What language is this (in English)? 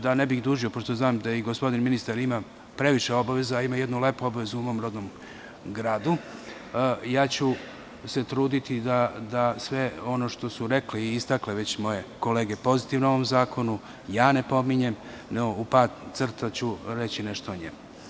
Serbian